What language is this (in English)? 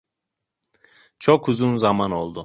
Turkish